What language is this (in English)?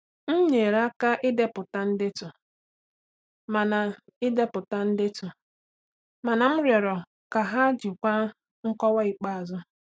Igbo